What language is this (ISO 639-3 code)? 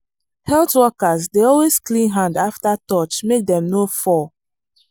pcm